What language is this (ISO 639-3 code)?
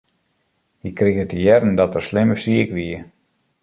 fry